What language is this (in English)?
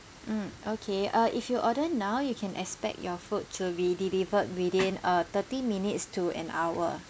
English